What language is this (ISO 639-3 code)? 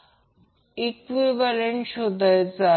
mar